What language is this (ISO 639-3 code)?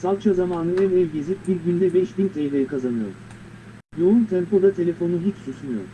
tur